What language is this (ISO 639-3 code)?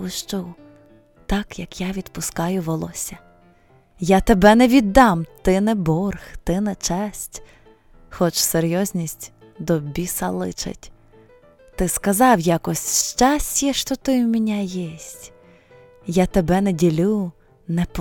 ukr